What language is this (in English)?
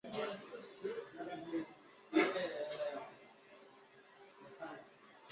Chinese